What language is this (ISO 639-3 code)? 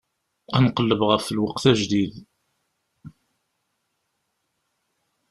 kab